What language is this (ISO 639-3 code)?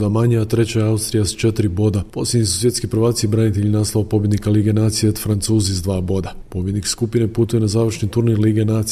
hrv